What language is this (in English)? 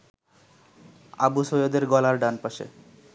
Bangla